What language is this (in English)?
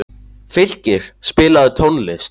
Icelandic